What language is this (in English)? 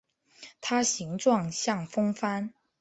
Chinese